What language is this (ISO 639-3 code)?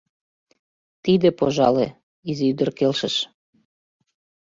chm